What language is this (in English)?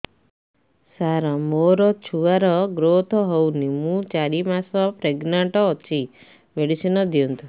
Odia